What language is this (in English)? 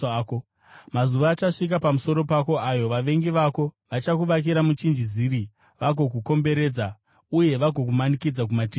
Shona